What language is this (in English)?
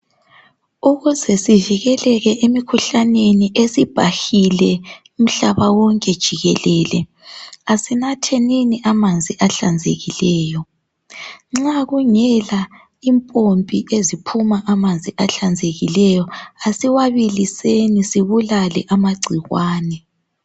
North Ndebele